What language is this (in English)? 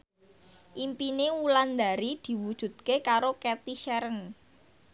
Javanese